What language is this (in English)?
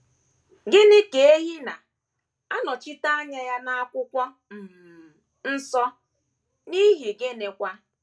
Igbo